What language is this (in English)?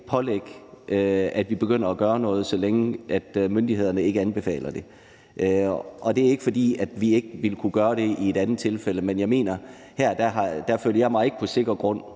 Danish